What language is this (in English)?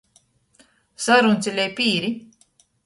Latgalian